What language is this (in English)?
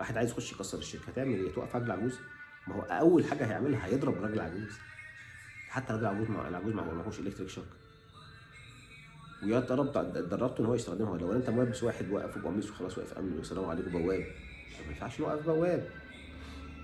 Arabic